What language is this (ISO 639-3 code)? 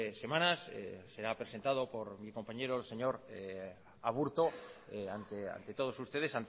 spa